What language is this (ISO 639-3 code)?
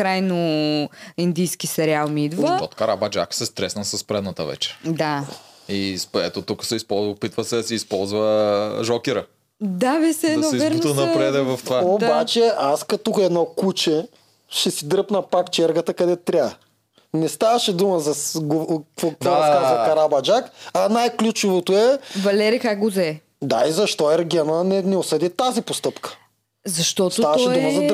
bul